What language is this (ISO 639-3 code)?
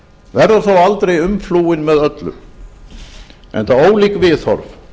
isl